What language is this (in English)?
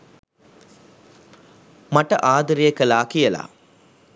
Sinhala